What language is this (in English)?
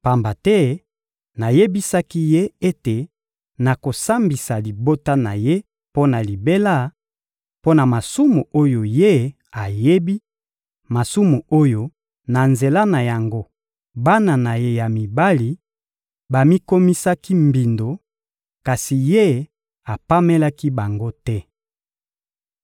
Lingala